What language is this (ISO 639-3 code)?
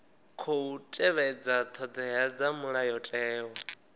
ven